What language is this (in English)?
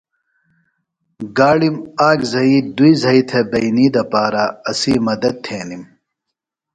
Phalura